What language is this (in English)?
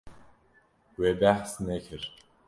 Kurdish